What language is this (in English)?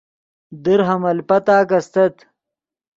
Yidgha